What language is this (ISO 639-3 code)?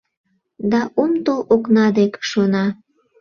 chm